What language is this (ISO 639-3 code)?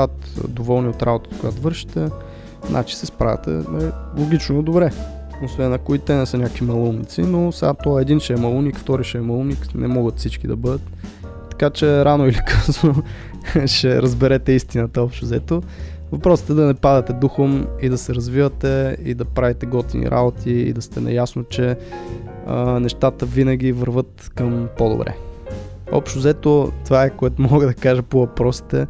bul